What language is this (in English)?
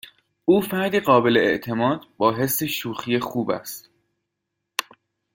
Persian